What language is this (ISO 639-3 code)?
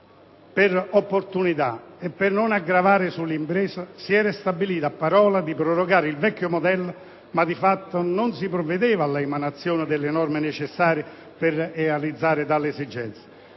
ita